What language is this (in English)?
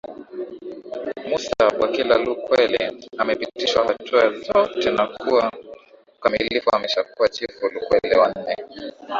Swahili